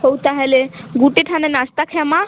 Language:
Odia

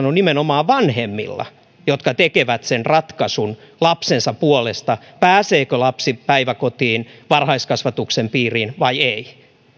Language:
Finnish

